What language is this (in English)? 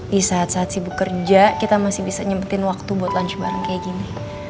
Indonesian